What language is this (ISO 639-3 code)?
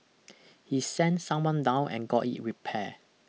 eng